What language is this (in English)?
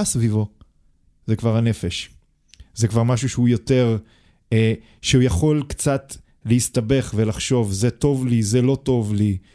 Hebrew